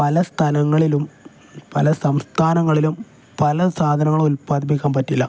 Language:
Malayalam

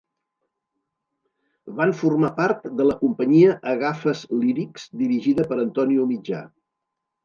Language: Catalan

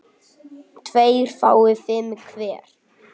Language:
Icelandic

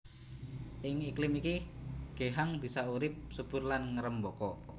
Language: Javanese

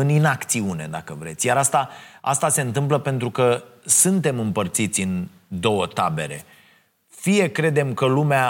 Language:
Romanian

